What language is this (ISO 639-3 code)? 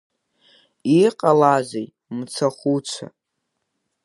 abk